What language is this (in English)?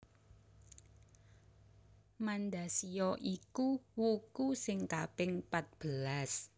Javanese